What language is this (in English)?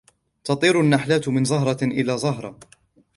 Arabic